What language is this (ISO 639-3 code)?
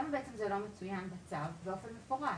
heb